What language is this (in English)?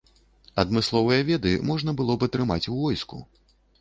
Belarusian